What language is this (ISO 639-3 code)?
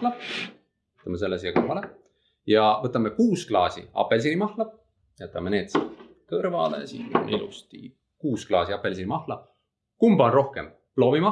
est